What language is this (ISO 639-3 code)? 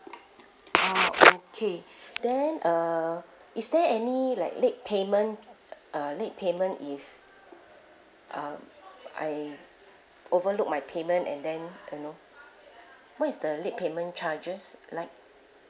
eng